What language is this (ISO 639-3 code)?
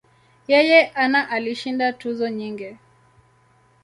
swa